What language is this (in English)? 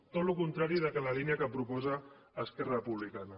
Catalan